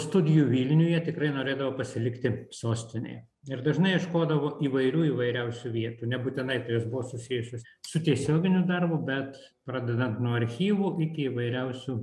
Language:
Lithuanian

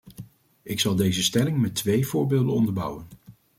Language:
Dutch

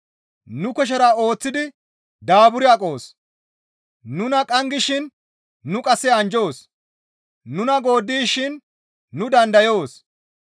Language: Gamo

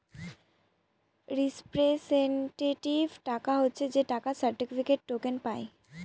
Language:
Bangla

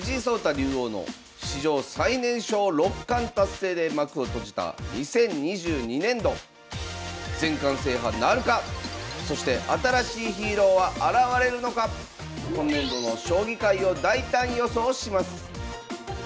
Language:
Japanese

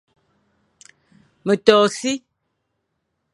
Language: Fang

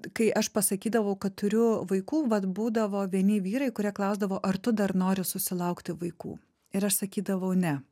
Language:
Lithuanian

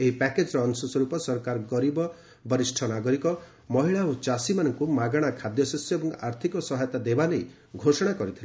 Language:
Odia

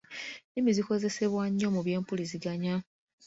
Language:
Ganda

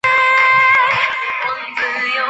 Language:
Chinese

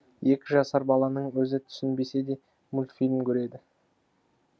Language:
Kazakh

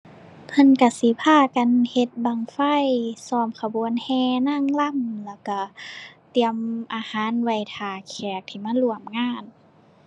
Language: Thai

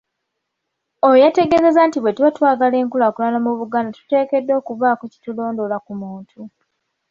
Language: Ganda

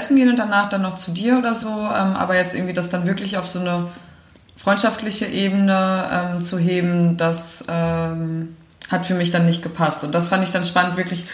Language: German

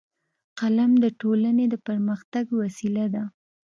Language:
Pashto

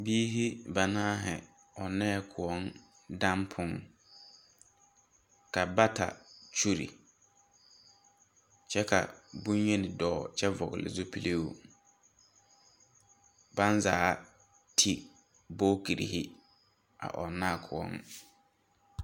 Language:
Southern Dagaare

